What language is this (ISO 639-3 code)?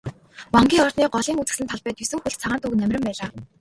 mon